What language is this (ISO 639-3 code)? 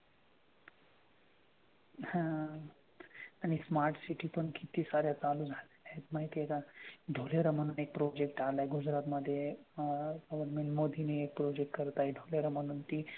mar